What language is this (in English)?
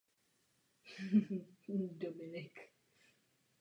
Czech